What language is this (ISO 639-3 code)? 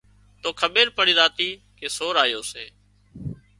kxp